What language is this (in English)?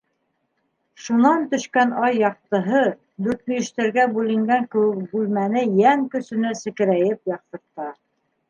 Bashkir